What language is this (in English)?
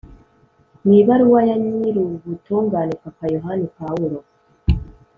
Kinyarwanda